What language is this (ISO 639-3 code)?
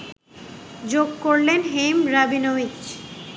ben